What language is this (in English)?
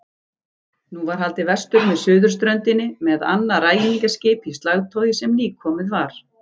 Icelandic